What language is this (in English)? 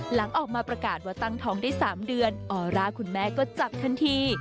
Thai